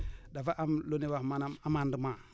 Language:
Wolof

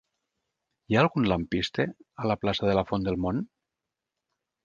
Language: Catalan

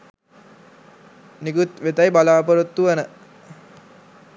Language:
Sinhala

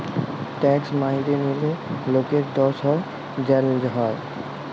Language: Bangla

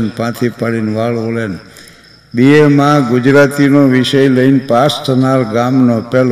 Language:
Gujarati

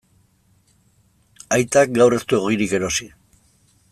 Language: Basque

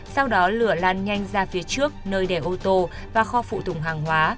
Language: Vietnamese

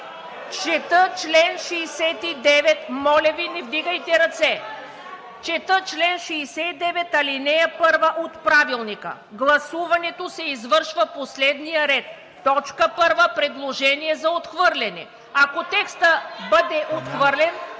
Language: Bulgarian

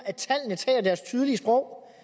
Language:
Danish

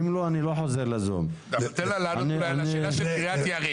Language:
Hebrew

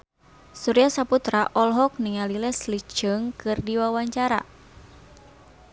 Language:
Sundanese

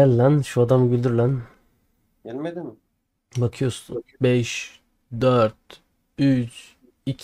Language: Turkish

